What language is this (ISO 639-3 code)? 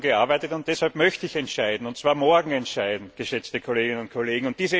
deu